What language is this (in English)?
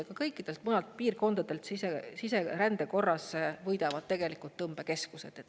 Estonian